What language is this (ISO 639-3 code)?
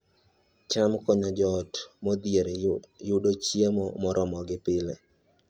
luo